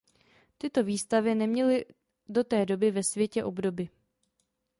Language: Czech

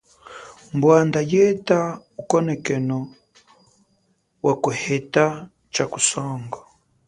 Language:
Chokwe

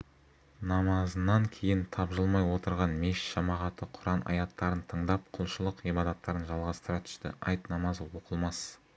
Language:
Kazakh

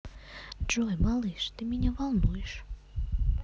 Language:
Russian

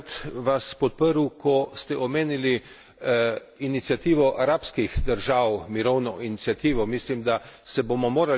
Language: Slovenian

